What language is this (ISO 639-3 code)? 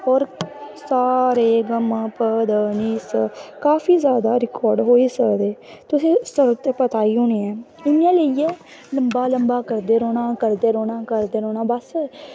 doi